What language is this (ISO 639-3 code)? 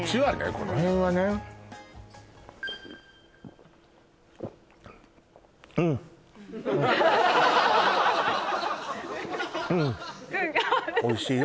jpn